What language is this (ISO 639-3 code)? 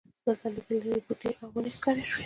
pus